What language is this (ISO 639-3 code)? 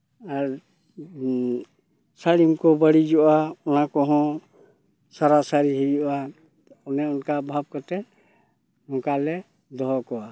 sat